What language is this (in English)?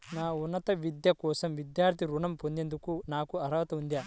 Telugu